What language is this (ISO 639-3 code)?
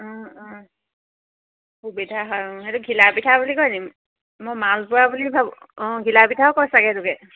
asm